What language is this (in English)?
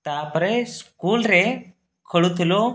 Odia